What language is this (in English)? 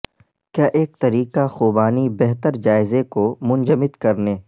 Urdu